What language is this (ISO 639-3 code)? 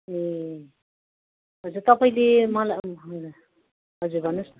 nep